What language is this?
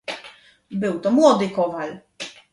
Polish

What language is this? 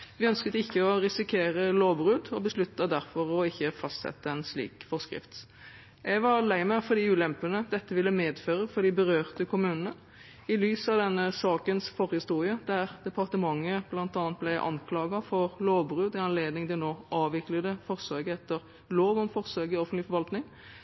Norwegian Bokmål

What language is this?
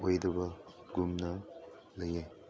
Manipuri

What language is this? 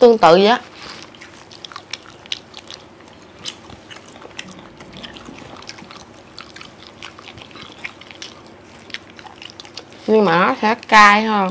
Vietnamese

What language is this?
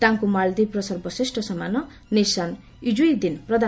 Odia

